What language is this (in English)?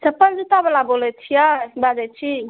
Maithili